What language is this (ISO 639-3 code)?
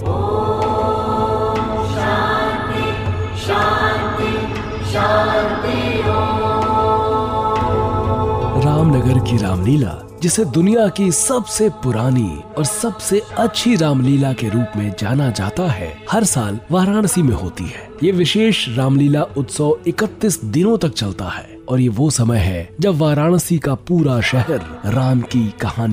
hin